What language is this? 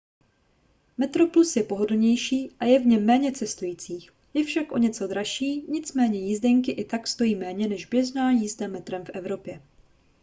Czech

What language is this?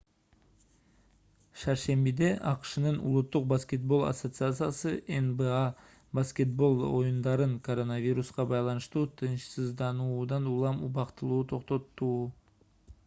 Kyrgyz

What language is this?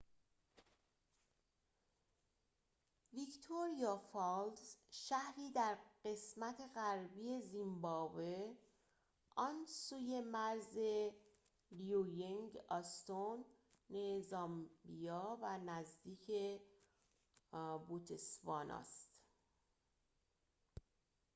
Persian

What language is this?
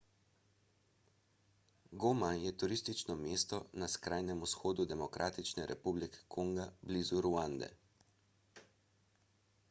Slovenian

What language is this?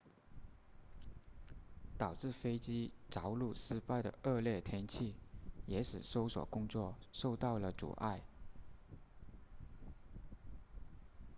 Chinese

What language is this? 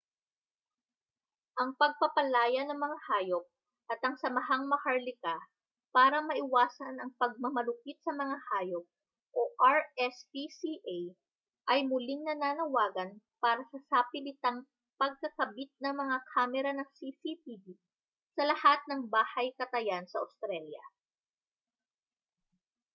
Filipino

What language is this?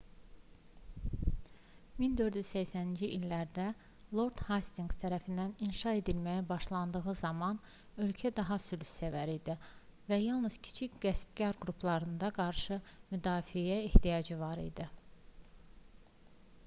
Azerbaijani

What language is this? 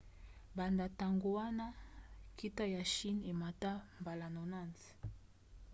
Lingala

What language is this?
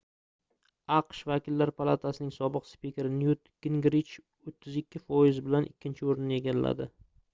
Uzbek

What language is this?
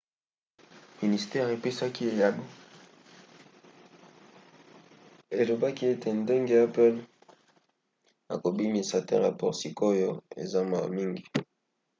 Lingala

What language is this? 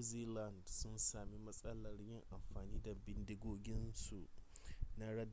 Hausa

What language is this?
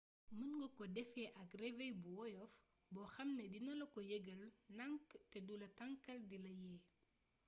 Wolof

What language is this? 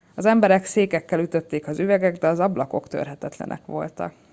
Hungarian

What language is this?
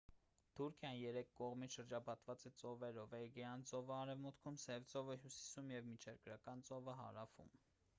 Armenian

